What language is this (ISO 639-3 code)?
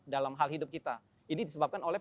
ind